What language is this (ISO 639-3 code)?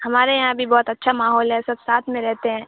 urd